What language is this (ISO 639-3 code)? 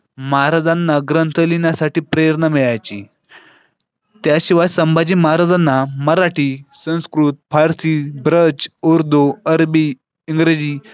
mar